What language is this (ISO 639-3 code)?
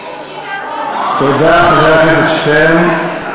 heb